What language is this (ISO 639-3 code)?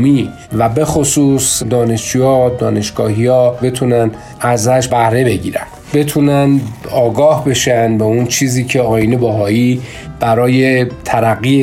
fas